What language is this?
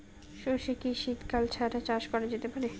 Bangla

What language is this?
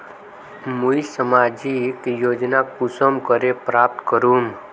Magahi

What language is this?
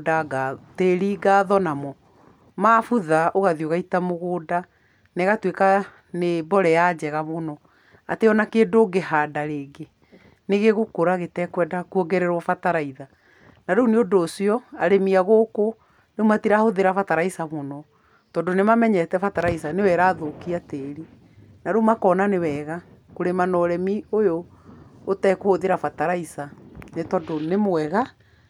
Kikuyu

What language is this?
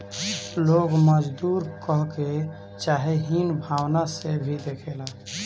Bhojpuri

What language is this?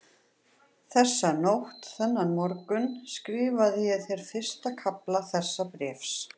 Icelandic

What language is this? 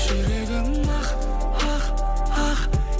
Kazakh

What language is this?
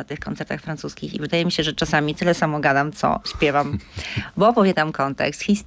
Polish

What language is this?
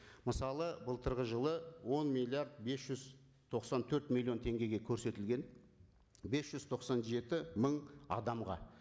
Kazakh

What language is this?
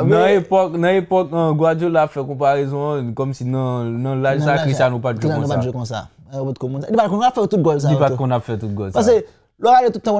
French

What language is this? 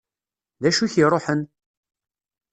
Kabyle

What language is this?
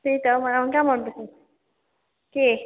Nepali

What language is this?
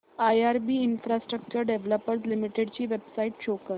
Marathi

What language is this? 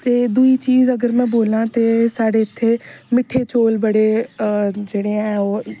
Dogri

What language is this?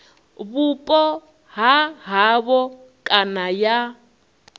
Venda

